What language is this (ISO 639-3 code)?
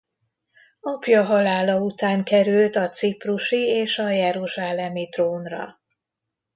hun